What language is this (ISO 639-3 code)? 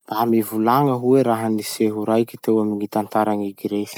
msh